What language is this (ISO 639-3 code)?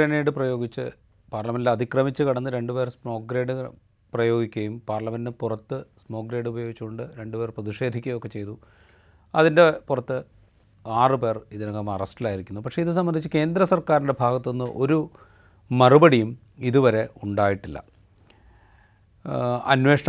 mal